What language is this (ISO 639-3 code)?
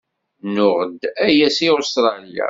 kab